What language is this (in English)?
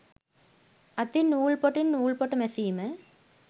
Sinhala